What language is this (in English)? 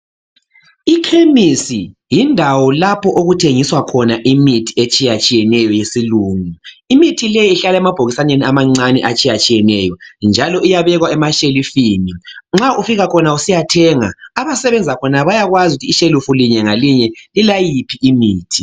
North Ndebele